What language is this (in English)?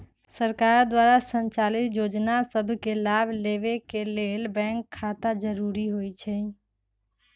Magahi